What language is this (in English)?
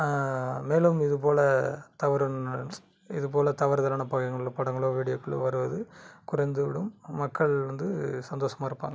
Tamil